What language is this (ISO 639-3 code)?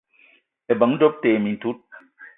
eto